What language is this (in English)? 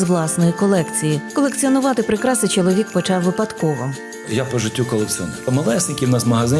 Ukrainian